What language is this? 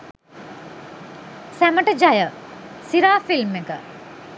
Sinhala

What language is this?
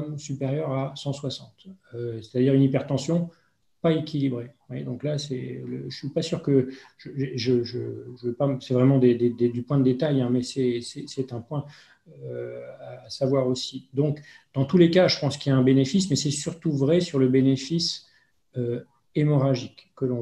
French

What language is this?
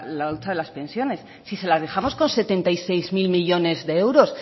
Spanish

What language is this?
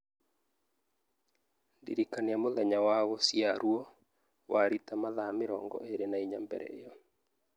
Kikuyu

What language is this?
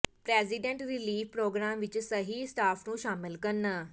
Punjabi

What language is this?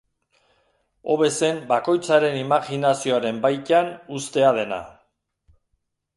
Basque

